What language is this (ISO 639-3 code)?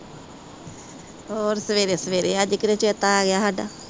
pan